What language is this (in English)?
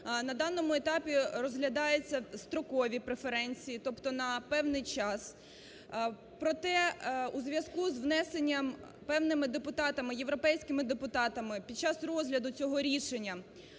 Ukrainian